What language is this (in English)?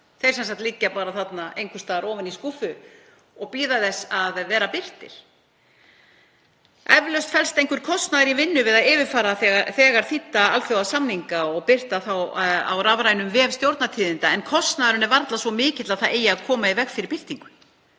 Icelandic